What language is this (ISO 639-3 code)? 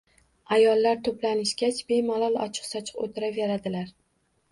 uzb